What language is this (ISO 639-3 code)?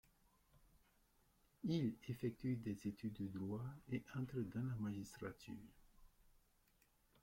fra